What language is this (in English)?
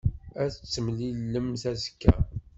Kabyle